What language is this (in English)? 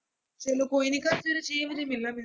Punjabi